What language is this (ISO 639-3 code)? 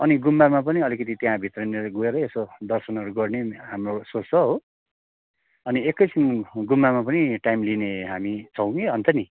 nep